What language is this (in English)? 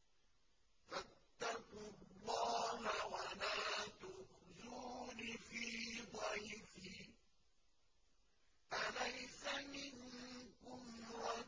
Arabic